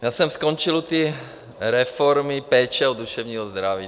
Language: Czech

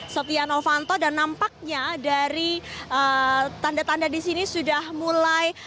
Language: Indonesian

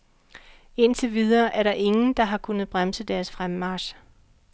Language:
Danish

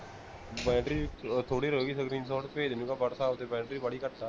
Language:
Punjabi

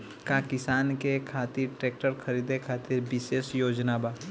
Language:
Bhojpuri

